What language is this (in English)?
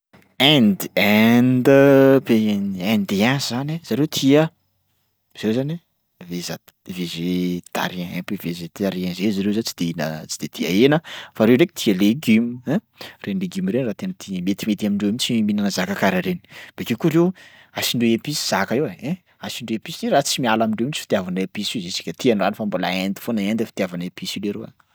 Sakalava Malagasy